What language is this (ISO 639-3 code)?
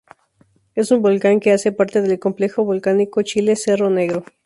spa